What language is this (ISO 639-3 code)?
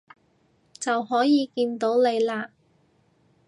yue